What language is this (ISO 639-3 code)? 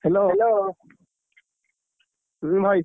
ori